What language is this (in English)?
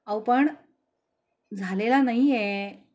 Marathi